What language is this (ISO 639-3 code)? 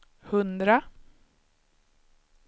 swe